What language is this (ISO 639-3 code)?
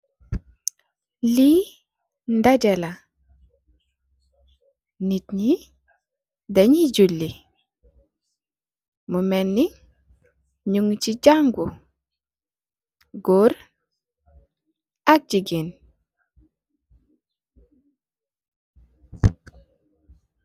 wol